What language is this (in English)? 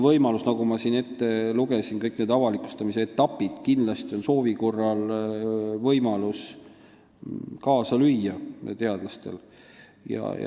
Estonian